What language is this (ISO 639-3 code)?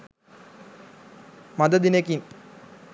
sin